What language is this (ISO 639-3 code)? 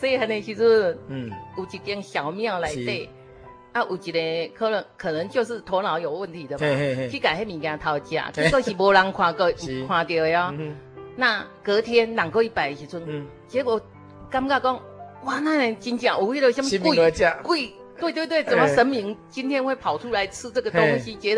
zho